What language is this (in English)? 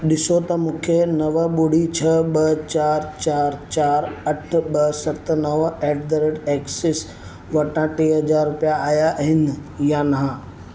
Sindhi